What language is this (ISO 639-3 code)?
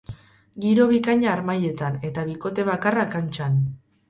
eus